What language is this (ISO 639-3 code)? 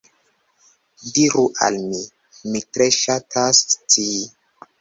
epo